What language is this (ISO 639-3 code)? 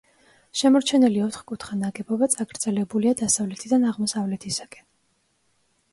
kat